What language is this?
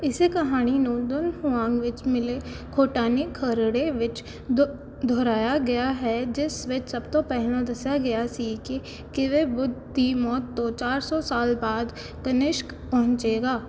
Punjabi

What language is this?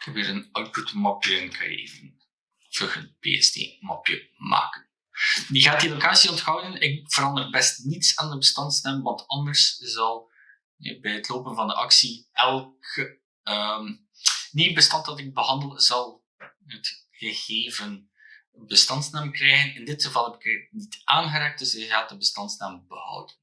Dutch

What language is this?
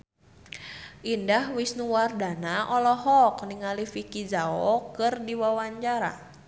Sundanese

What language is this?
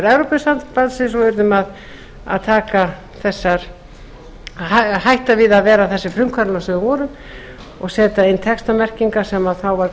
Icelandic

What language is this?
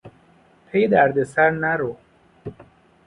Persian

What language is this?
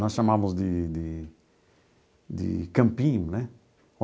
Portuguese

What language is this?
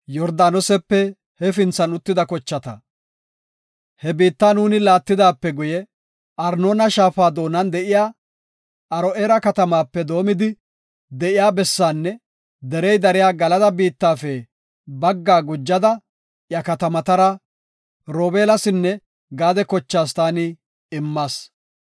Gofa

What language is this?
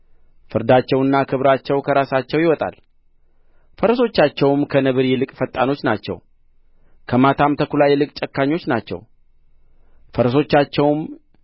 Amharic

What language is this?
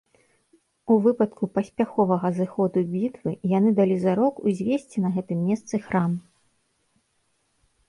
Belarusian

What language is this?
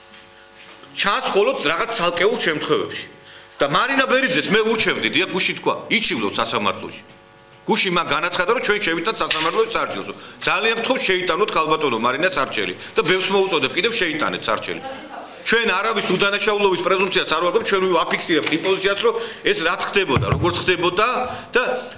Polish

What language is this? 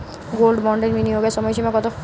Bangla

